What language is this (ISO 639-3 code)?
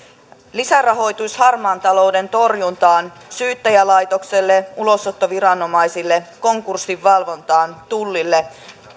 fin